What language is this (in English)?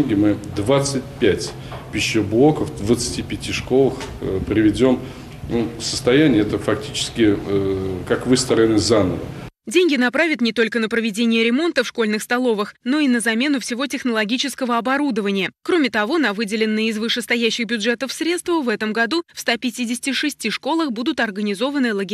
Russian